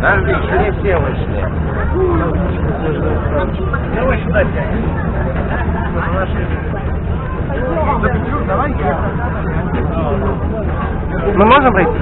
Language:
Russian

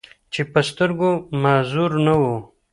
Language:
Pashto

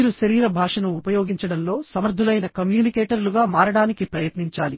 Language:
Telugu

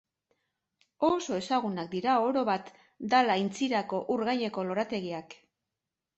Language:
Basque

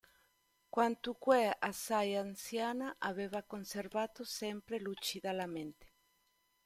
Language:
Italian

